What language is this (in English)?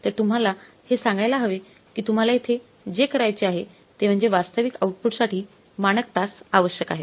Marathi